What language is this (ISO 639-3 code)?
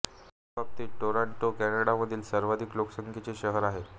mar